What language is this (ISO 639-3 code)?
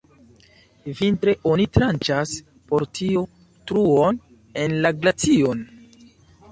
epo